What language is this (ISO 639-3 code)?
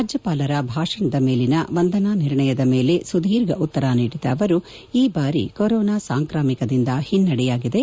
kan